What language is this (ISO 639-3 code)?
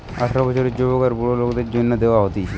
ben